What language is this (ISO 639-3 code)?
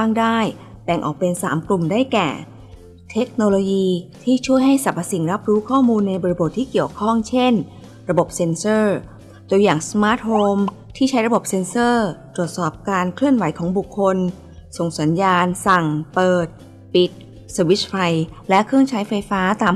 tha